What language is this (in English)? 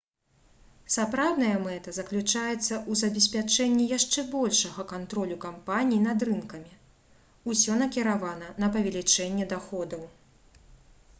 Belarusian